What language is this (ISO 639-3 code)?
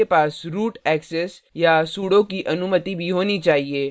hin